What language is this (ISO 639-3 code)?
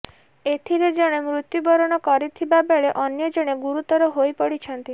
ori